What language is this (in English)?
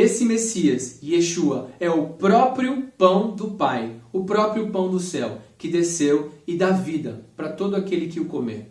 Portuguese